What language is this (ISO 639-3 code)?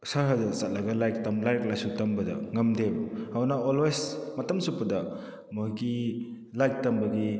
mni